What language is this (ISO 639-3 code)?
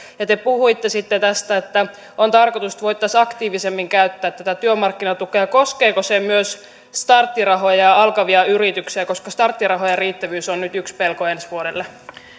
fin